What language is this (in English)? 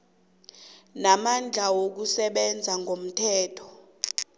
South Ndebele